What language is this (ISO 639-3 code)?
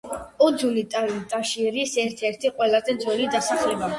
kat